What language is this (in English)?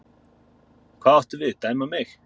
Icelandic